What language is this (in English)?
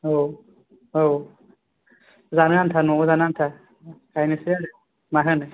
Bodo